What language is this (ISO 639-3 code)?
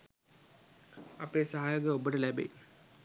sin